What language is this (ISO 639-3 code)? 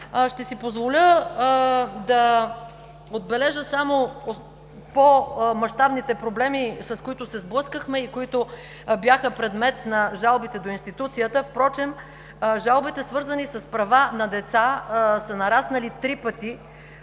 bul